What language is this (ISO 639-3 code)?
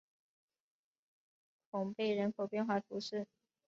zho